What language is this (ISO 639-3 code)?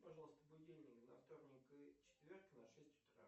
rus